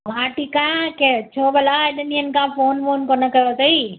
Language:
Sindhi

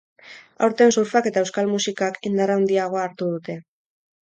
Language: Basque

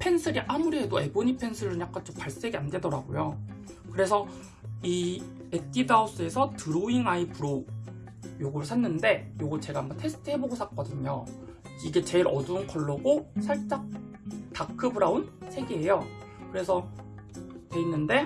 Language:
Korean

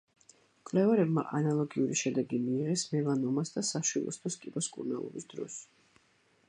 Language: Georgian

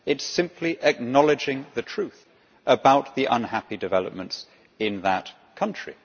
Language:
English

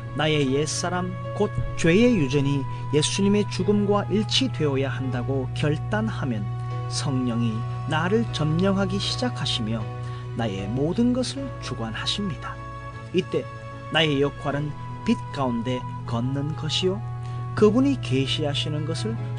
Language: Korean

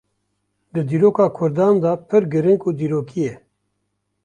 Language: Kurdish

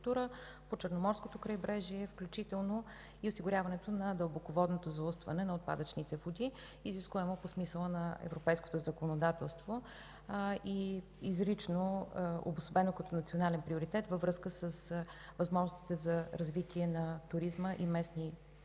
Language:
Bulgarian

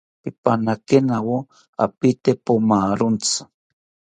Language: South Ucayali Ashéninka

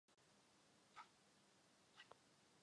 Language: Czech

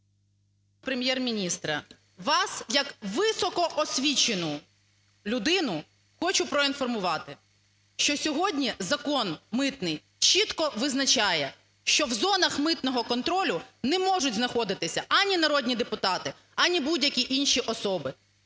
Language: Ukrainian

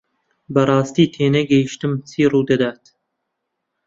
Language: Central Kurdish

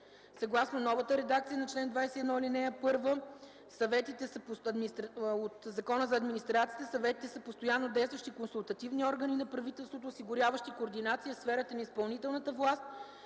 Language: Bulgarian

